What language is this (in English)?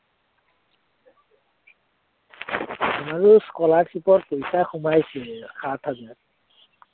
Assamese